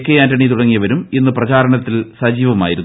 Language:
Malayalam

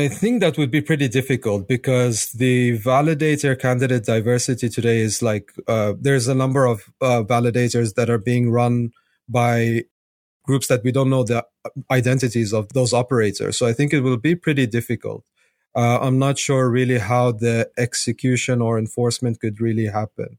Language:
English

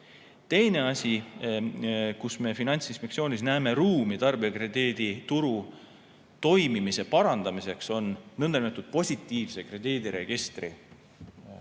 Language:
Estonian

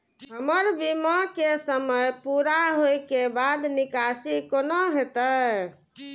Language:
Maithili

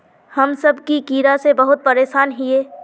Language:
Magahi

